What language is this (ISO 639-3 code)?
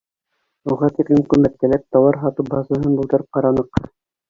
bak